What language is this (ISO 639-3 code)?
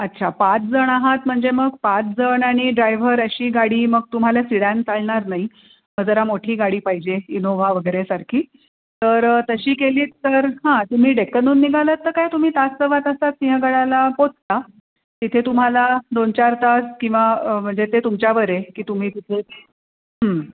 mar